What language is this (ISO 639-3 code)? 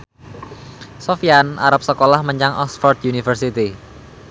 jav